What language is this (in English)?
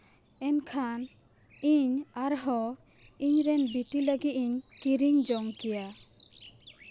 Santali